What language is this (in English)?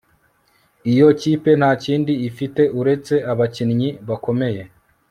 Kinyarwanda